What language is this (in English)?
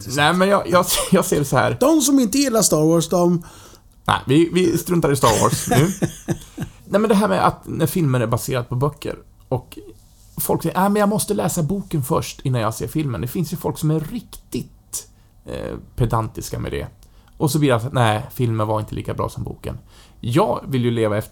Swedish